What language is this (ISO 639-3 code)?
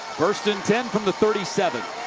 eng